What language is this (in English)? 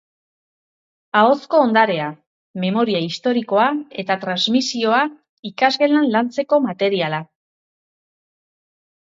Basque